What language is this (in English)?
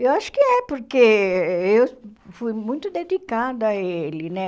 Portuguese